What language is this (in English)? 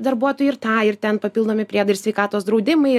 Lithuanian